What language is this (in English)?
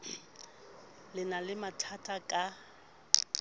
Southern Sotho